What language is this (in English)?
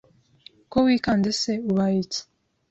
Kinyarwanda